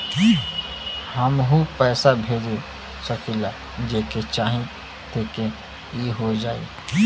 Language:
Bhojpuri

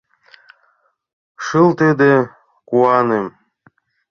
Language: Mari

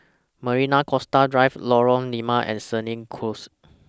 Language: English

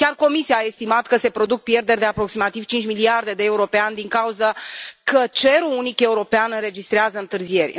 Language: Romanian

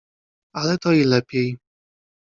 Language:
Polish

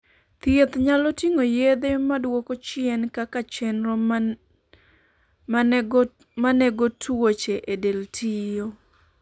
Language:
Luo (Kenya and Tanzania)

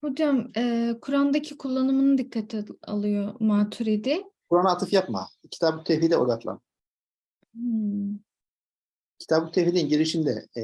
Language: Turkish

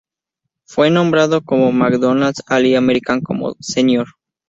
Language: Spanish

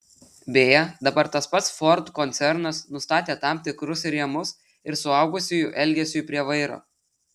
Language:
Lithuanian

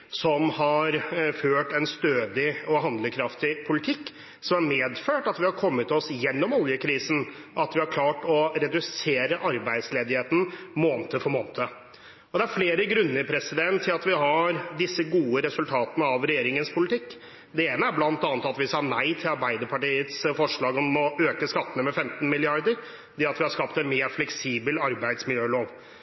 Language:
Norwegian Bokmål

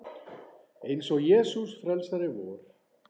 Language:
Icelandic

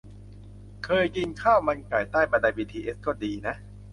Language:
Thai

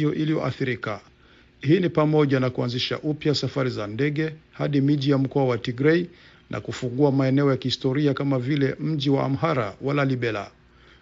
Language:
Swahili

